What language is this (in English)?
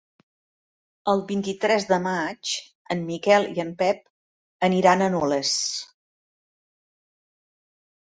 Catalan